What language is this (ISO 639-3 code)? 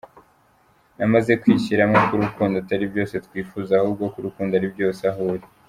kin